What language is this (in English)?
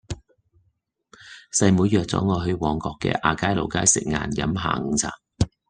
Cantonese